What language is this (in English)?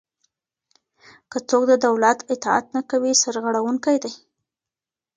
Pashto